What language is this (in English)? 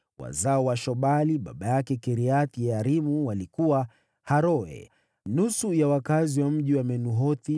Swahili